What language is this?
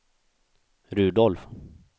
Swedish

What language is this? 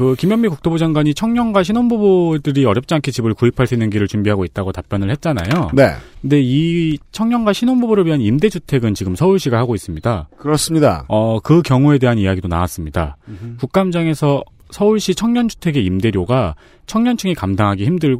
Korean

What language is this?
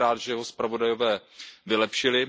Czech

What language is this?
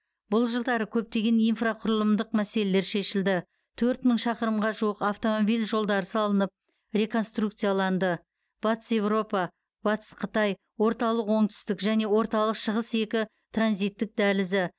Kazakh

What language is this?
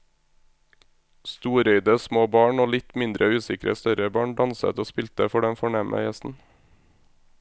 Norwegian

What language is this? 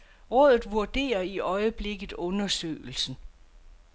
Danish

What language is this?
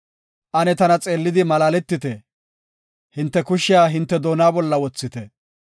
Gofa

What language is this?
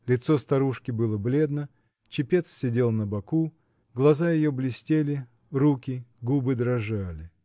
Russian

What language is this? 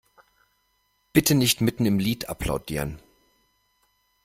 German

